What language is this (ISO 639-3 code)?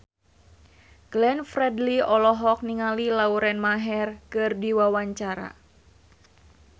sun